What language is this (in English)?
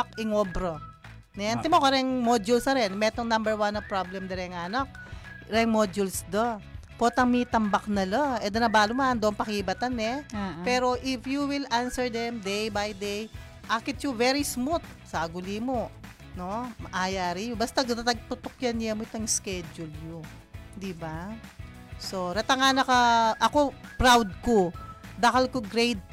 Filipino